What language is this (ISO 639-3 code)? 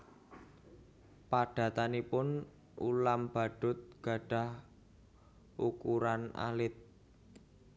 jav